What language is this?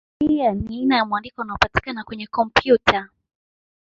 Swahili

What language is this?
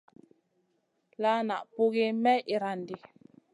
Masana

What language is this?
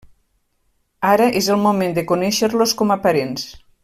Catalan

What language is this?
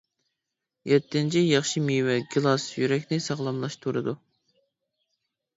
Uyghur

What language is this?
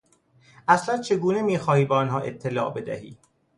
Persian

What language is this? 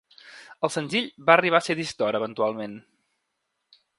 Catalan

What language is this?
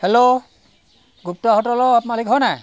Assamese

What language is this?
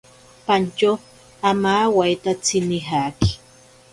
Ashéninka Perené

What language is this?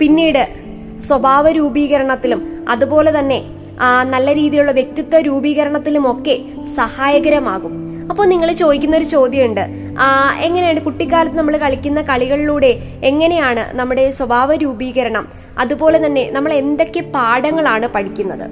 Malayalam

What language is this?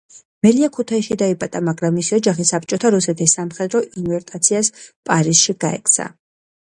Georgian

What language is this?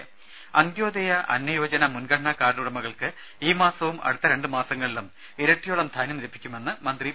Malayalam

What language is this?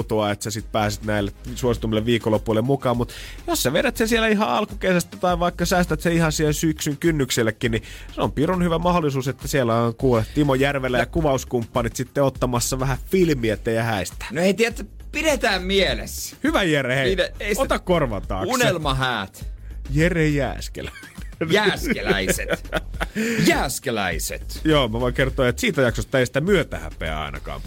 Finnish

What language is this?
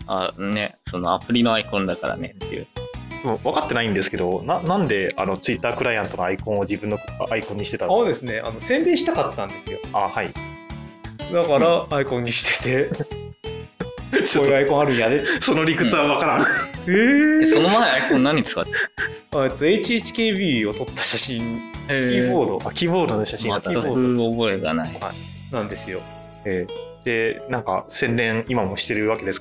Japanese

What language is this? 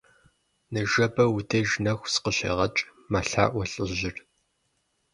Kabardian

